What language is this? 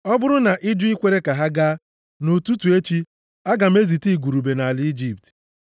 Igbo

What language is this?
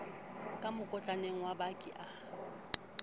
Southern Sotho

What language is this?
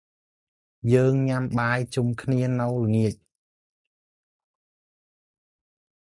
Khmer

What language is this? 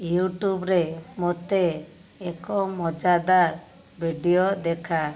Odia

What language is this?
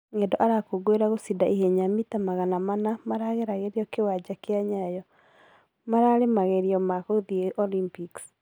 Kikuyu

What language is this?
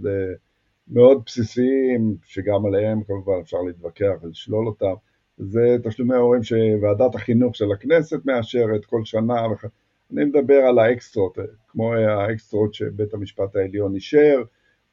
Hebrew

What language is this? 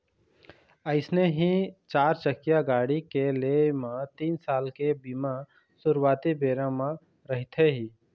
Chhattisgarhi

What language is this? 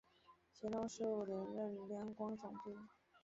Chinese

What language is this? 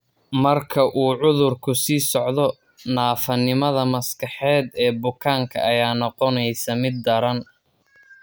Somali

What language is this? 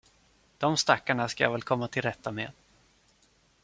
Swedish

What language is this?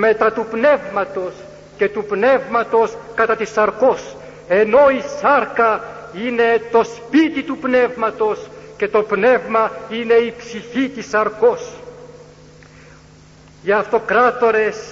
Greek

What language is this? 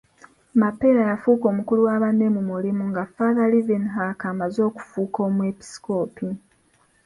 Ganda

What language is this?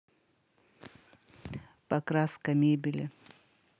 Russian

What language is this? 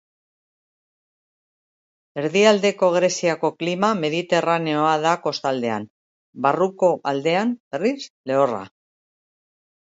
Basque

